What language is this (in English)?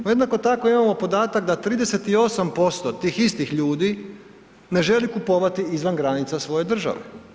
Croatian